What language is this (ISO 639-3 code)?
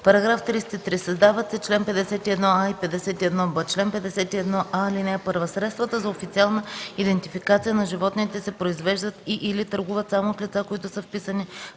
bul